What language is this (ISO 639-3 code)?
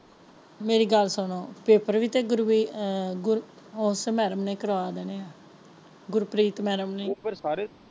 pan